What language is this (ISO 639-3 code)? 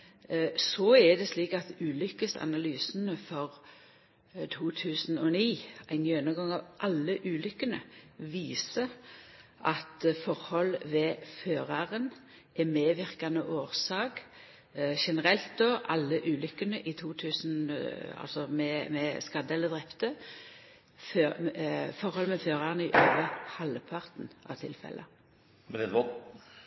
nno